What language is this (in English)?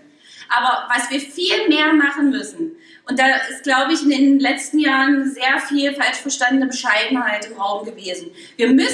German